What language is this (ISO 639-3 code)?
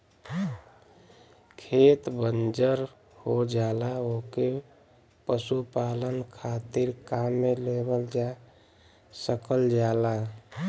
bho